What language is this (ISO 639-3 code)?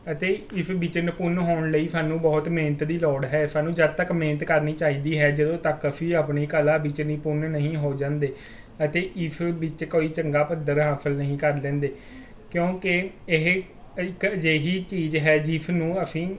pan